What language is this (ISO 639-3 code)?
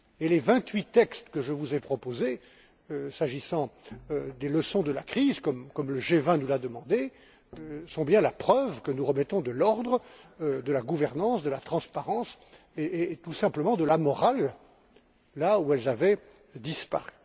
fra